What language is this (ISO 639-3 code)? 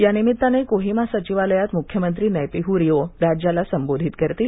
mar